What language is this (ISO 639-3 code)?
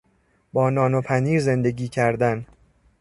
fas